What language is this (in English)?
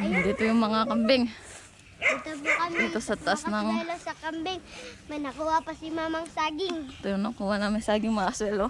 Filipino